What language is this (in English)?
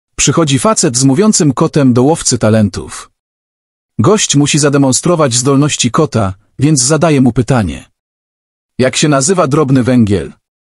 Polish